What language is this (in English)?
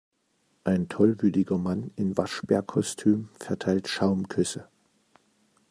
German